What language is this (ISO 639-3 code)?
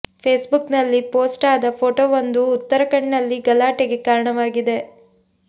kan